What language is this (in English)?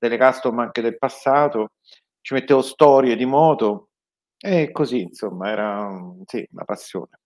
Italian